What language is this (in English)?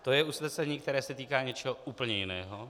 Czech